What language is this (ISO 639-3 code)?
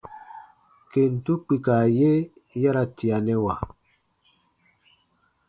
bba